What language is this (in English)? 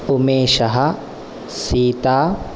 Sanskrit